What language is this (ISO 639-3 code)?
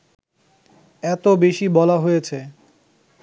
ben